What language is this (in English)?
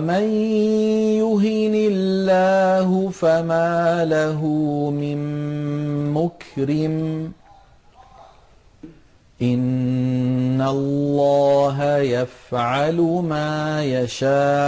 Arabic